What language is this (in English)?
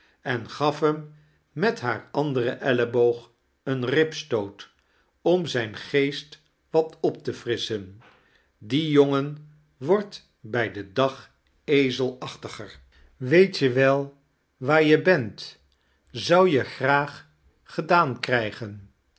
Dutch